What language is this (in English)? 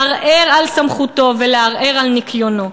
Hebrew